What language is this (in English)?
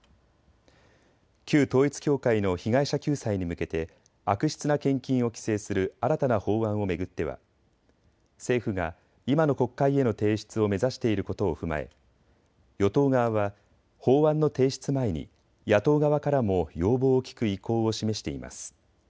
Japanese